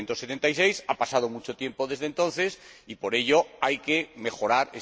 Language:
Spanish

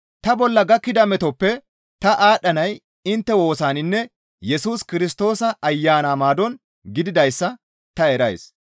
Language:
Gamo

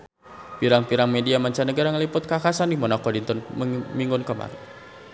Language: Sundanese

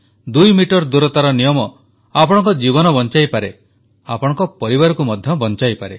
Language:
Odia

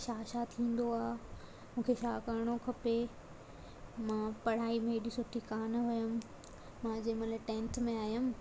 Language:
Sindhi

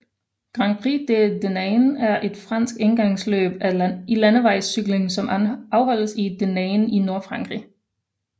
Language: Danish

